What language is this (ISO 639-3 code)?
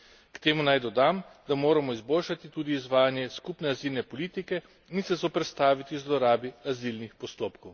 slv